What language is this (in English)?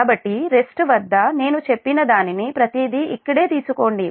Telugu